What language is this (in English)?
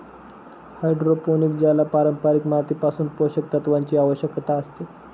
Marathi